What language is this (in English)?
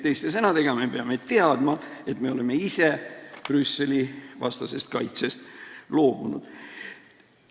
Estonian